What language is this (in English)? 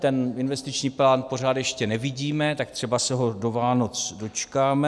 Czech